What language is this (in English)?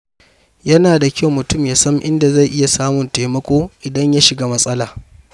Hausa